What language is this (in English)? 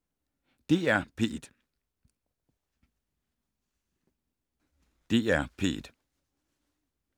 Danish